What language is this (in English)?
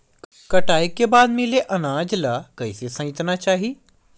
Chhattisgarhi